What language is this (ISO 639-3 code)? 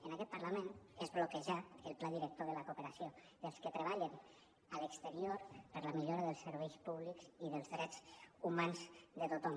cat